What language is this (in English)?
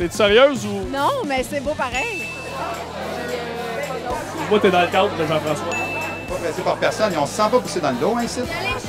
French